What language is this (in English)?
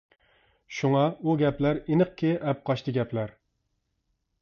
Uyghur